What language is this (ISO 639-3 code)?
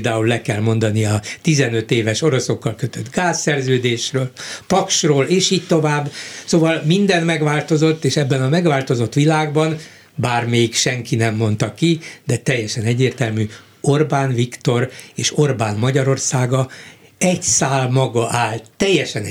hun